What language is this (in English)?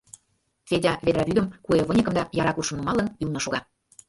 Mari